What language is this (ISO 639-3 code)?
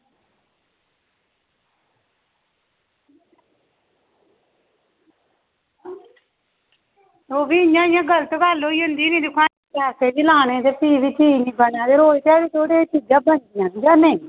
doi